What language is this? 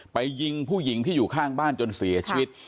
Thai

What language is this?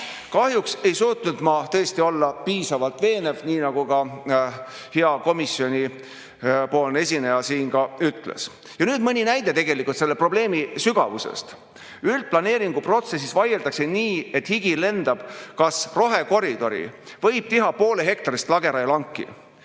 Estonian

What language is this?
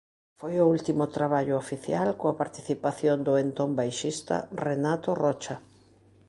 Galician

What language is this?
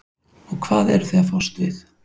Icelandic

